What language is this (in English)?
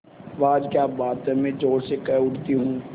Hindi